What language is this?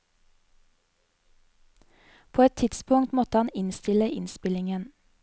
Norwegian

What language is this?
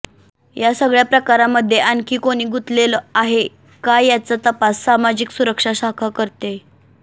Marathi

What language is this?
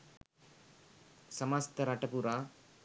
Sinhala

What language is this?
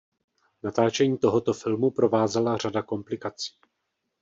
Czech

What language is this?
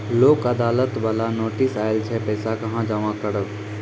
Maithili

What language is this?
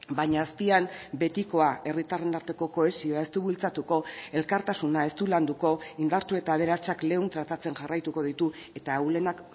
Basque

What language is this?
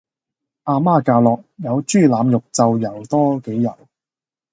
Cantonese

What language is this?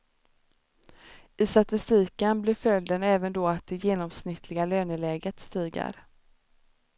Swedish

